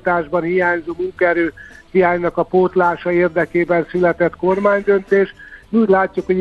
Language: Hungarian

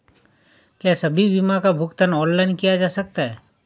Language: Hindi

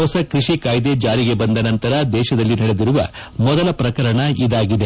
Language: Kannada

